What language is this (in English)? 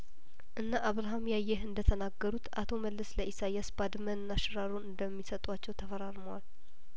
Amharic